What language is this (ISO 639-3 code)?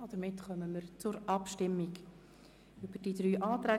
gsw